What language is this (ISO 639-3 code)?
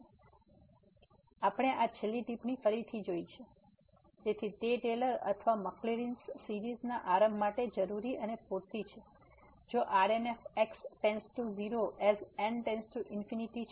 guj